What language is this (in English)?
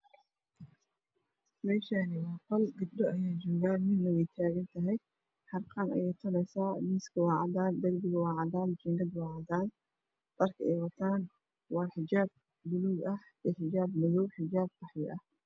Somali